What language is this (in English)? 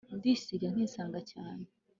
Kinyarwanda